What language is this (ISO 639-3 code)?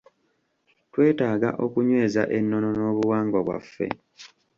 lug